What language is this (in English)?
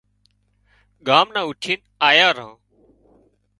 Wadiyara Koli